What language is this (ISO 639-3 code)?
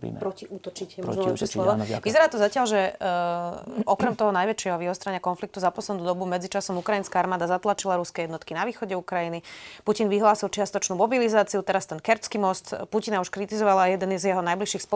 slk